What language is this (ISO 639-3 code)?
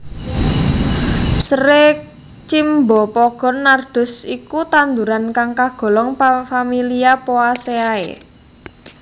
jav